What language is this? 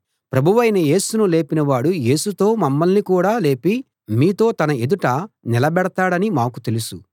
Telugu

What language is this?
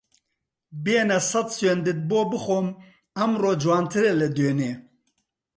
Central Kurdish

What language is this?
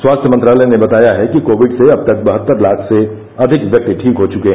Hindi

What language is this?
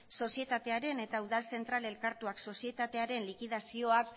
Basque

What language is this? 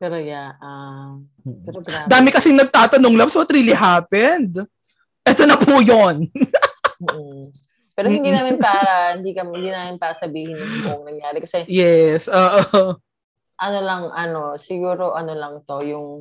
Filipino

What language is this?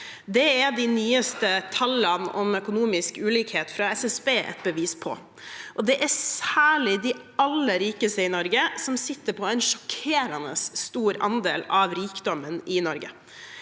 Norwegian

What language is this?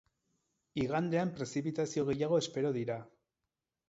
Basque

